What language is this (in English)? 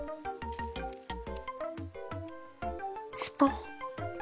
Japanese